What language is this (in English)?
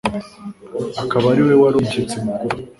Kinyarwanda